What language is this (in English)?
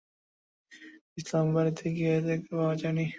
Bangla